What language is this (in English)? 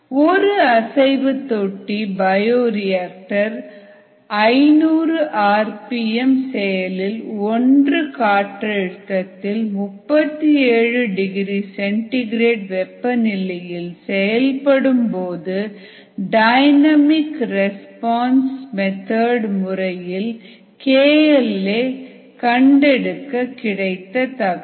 Tamil